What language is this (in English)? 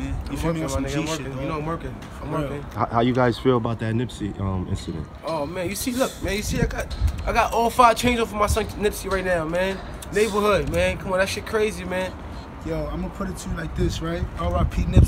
English